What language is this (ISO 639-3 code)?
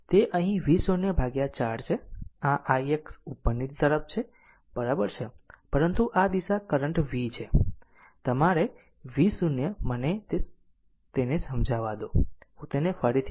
guj